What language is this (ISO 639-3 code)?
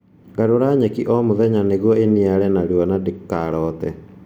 kik